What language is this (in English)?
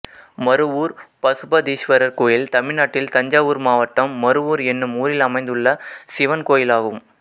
Tamil